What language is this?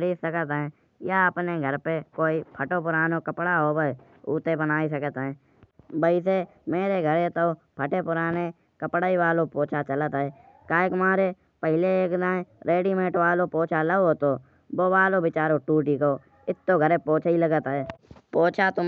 Kanauji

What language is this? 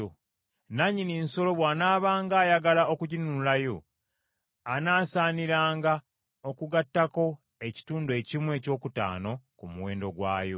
Ganda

